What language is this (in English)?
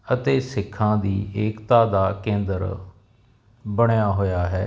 Punjabi